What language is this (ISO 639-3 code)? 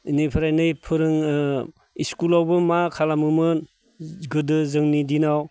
brx